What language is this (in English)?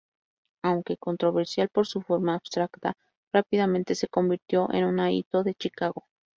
Spanish